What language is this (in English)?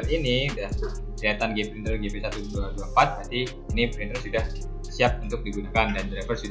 Indonesian